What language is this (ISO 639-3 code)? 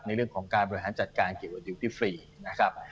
tha